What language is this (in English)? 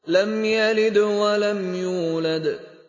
Arabic